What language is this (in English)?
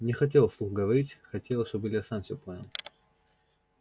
Russian